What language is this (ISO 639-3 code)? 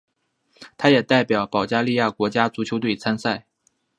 zho